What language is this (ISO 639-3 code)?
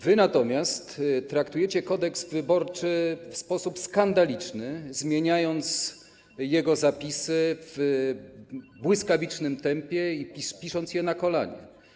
pol